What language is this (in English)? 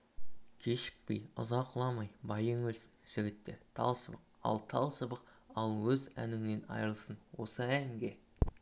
Kazakh